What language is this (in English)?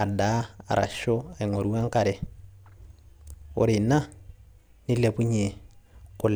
Masai